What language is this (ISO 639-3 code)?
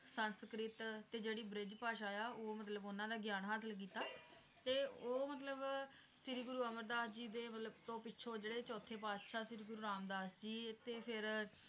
pan